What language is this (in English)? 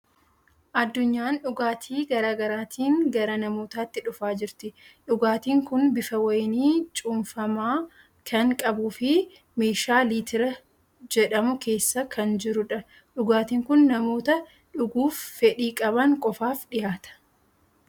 Oromo